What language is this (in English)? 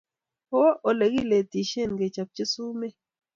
Kalenjin